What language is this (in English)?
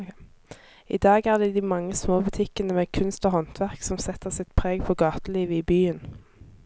Norwegian